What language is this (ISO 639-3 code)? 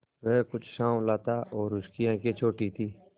hin